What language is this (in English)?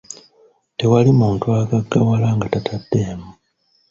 Ganda